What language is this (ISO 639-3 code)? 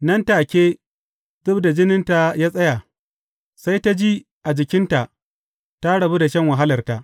hau